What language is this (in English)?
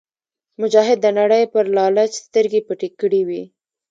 Pashto